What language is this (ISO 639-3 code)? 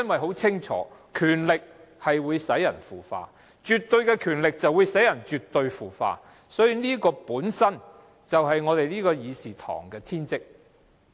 yue